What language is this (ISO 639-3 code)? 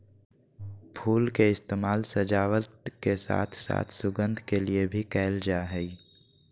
mag